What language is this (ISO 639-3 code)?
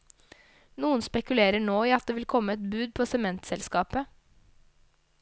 nor